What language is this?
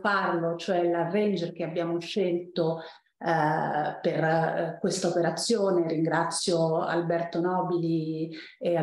Italian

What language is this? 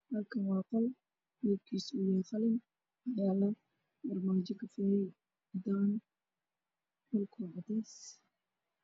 Somali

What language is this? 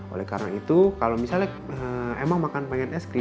Indonesian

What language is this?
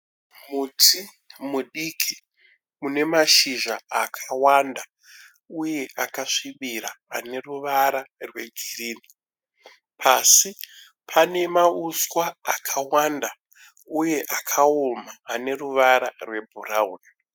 Shona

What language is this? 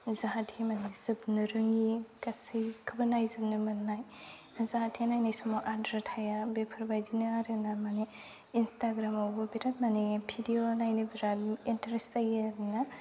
Bodo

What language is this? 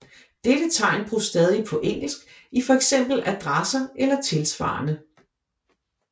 Danish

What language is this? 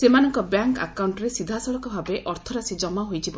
Odia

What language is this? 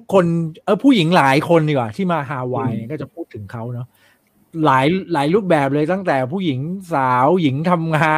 Thai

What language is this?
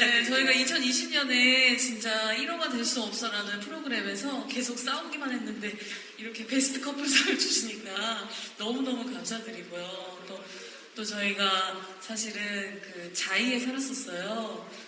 Korean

